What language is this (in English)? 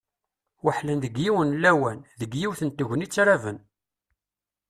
Kabyle